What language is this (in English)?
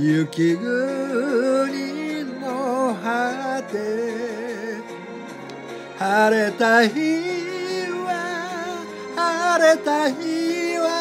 Japanese